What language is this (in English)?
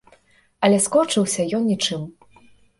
Belarusian